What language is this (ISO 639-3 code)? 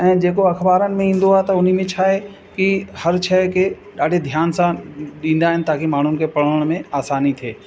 snd